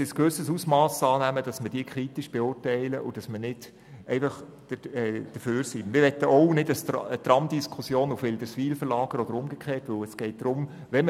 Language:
Swiss German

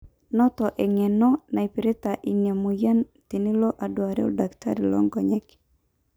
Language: Masai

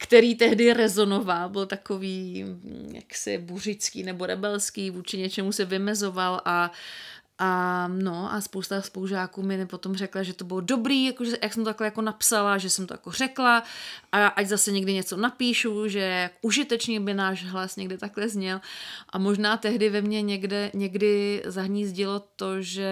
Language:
Czech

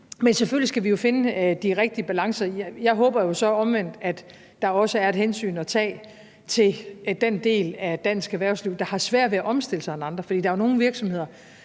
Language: Danish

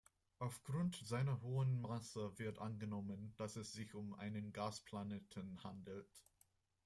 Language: German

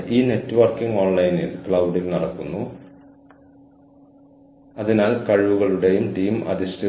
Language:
Malayalam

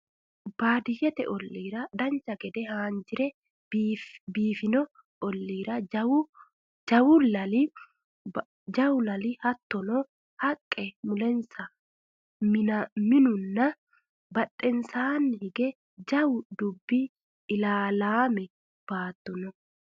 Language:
Sidamo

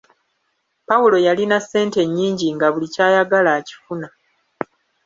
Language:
Ganda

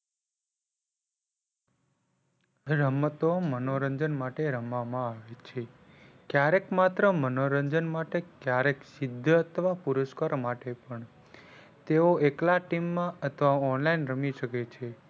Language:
Gujarati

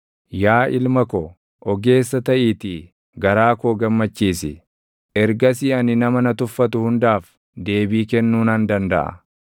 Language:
Oromo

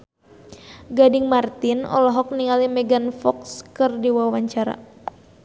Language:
Sundanese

